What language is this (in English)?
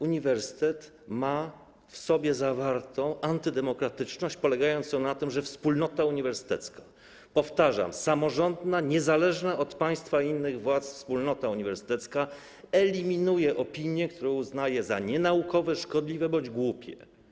Polish